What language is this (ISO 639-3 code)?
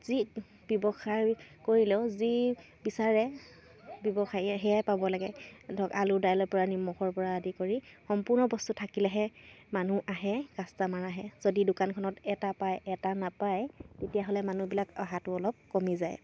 asm